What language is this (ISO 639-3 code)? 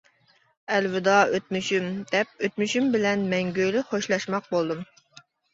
uig